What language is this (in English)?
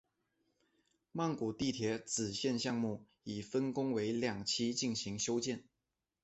Chinese